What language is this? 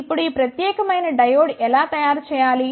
Telugu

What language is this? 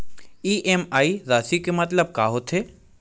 Chhattisgarhi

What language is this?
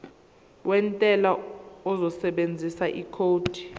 Zulu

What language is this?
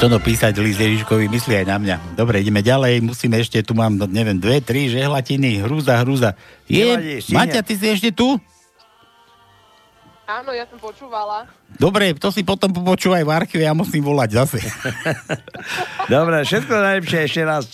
Slovak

